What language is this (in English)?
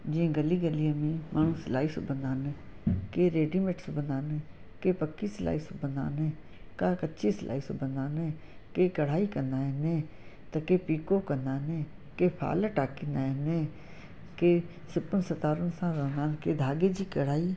Sindhi